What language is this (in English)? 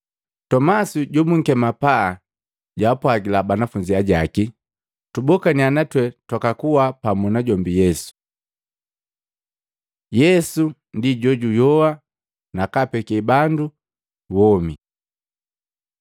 Matengo